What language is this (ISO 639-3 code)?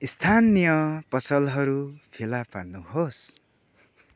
nep